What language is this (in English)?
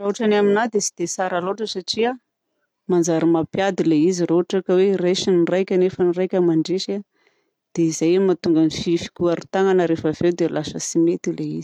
Southern Betsimisaraka Malagasy